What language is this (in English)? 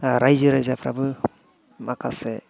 Bodo